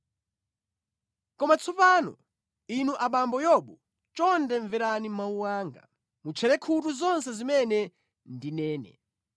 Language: Nyanja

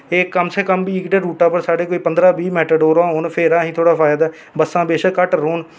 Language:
Dogri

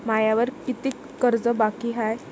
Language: Marathi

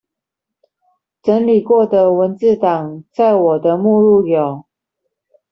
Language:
Chinese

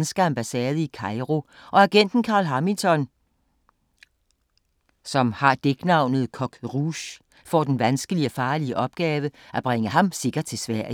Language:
Danish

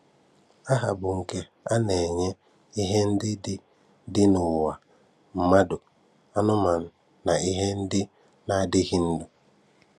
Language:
Igbo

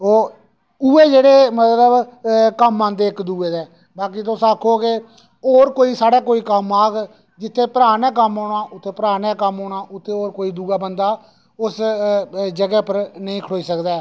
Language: Dogri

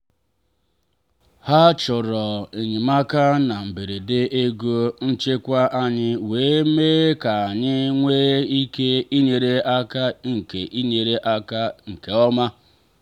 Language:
Igbo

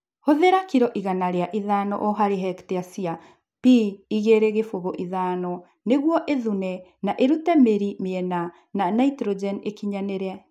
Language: Kikuyu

